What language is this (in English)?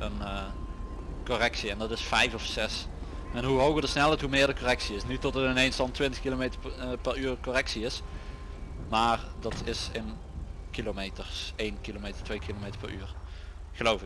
Dutch